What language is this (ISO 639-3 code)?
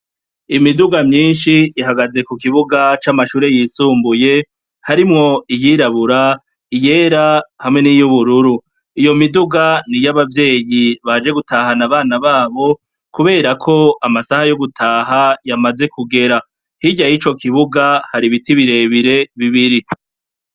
run